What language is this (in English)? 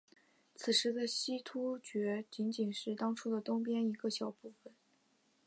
Chinese